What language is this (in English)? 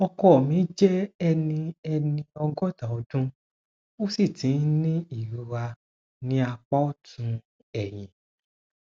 Yoruba